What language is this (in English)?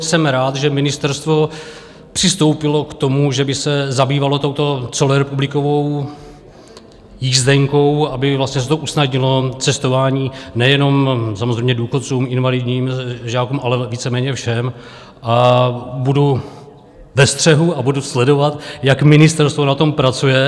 Czech